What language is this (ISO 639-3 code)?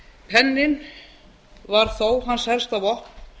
isl